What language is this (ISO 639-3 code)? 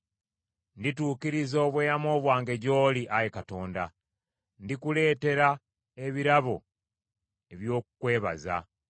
lug